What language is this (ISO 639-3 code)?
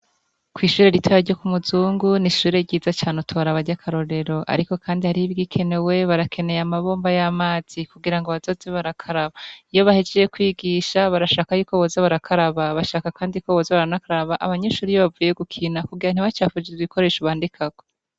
run